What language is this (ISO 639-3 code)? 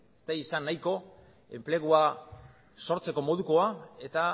eus